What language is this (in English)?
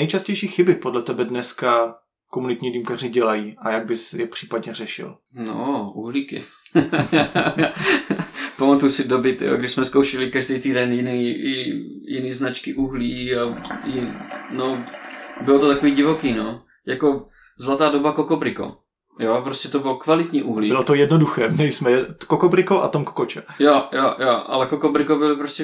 Czech